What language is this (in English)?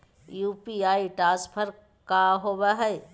Magahi